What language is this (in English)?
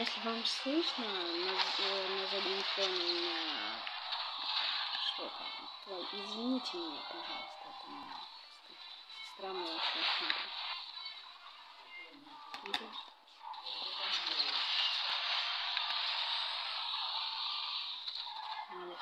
Russian